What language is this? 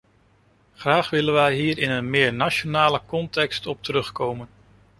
Dutch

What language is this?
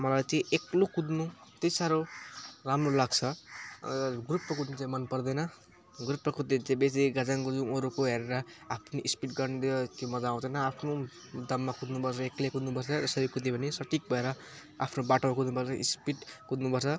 Nepali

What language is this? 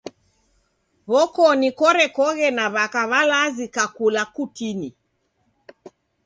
Taita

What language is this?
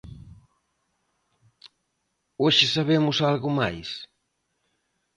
Galician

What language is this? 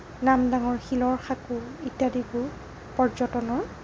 Assamese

